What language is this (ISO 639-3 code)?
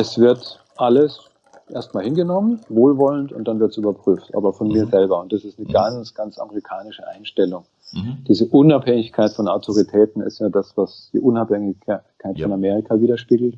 deu